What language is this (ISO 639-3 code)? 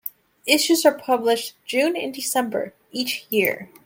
eng